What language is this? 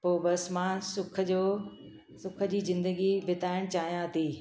Sindhi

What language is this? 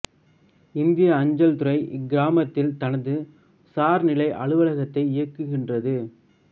Tamil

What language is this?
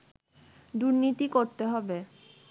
Bangla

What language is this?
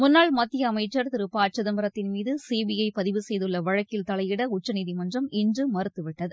Tamil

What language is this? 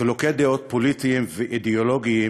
Hebrew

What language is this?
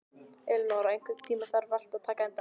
Icelandic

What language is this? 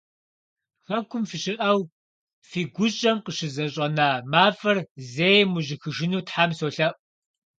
Kabardian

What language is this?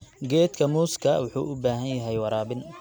Somali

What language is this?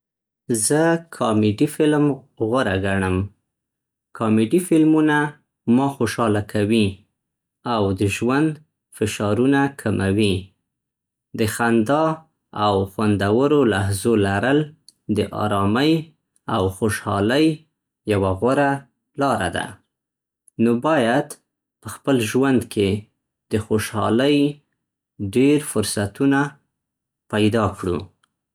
Central Pashto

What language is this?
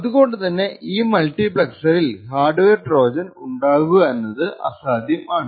Malayalam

